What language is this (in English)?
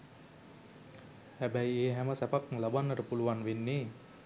Sinhala